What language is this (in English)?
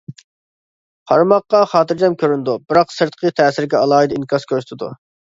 Uyghur